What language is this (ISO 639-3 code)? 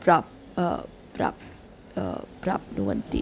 san